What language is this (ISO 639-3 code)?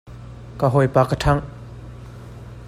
cnh